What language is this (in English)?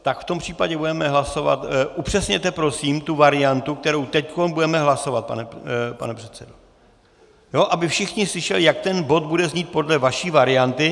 Czech